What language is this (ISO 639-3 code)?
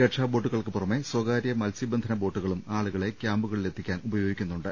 mal